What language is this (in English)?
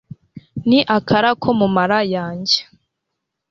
Kinyarwanda